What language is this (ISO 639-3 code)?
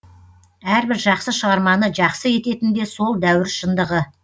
kaz